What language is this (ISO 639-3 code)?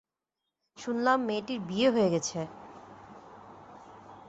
ben